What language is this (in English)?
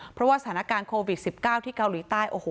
Thai